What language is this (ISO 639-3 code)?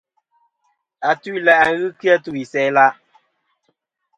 bkm